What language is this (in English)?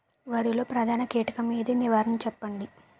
Telugu